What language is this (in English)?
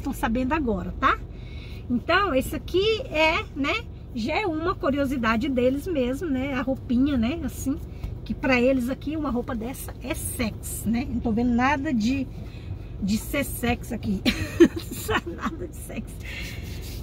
Portuguese